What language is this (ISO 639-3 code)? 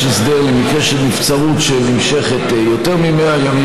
heb